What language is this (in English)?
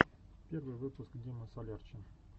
Russian